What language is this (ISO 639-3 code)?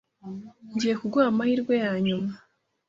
kin